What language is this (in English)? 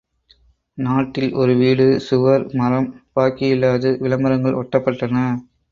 Tamil